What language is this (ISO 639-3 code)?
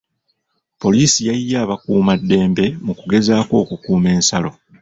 lug